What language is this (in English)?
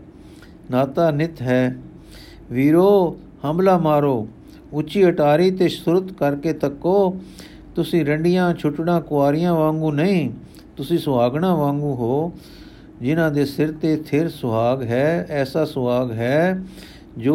Punjabi